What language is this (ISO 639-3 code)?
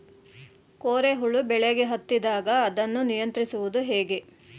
kan